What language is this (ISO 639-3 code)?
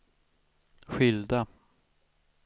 swe